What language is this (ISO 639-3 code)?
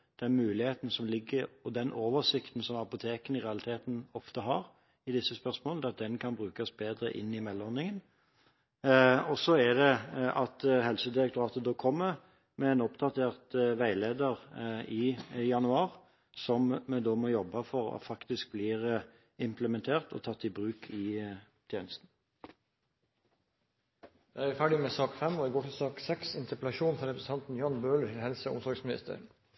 nob